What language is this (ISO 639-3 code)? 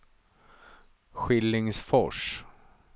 swe